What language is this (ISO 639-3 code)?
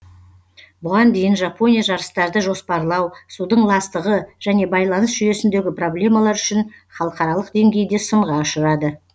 kaz